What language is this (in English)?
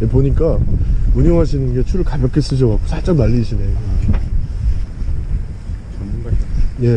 Korean